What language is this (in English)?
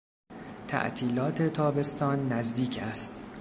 Persian